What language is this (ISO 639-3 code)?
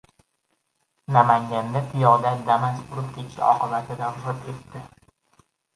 uzb